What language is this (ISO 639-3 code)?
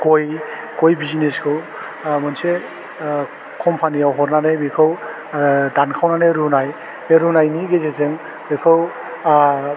brx